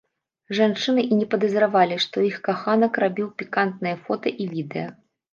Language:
Belarusian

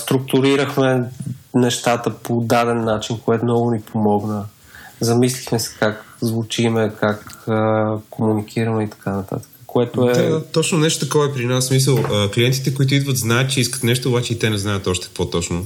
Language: Bulgarian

